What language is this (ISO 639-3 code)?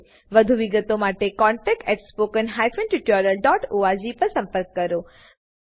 guj